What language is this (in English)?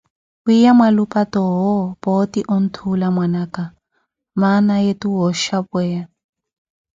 Koti